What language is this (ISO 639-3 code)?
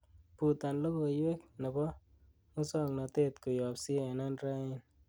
kln